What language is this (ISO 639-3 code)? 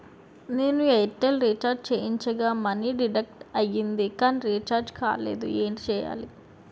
tel